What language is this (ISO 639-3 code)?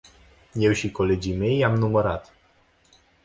ron